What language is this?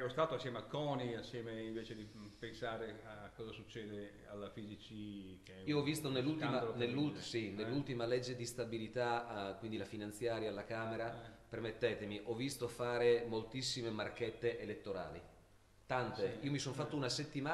Italian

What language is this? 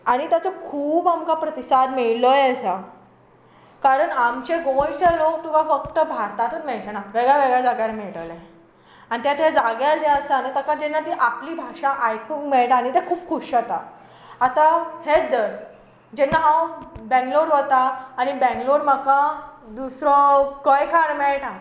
Konkani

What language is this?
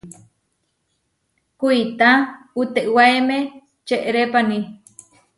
Huarijio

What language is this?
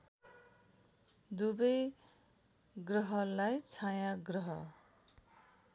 Nepali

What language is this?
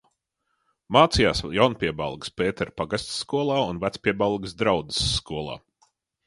Latvian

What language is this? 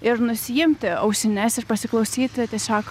Lithuanian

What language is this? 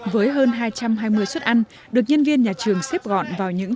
Vietnamese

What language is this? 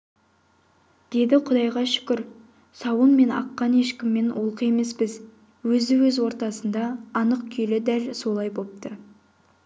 Kazakh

